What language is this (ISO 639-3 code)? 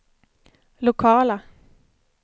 swe